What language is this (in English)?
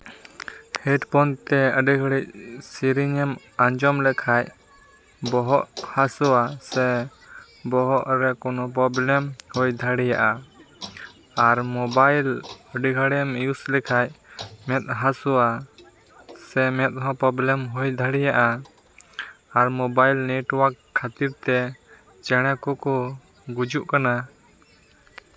Santali